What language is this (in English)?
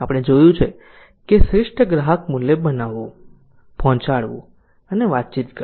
Gujarati